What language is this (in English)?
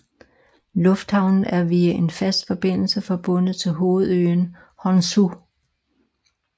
Danish